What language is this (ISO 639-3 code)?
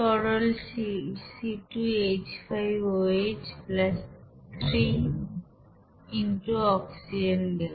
ben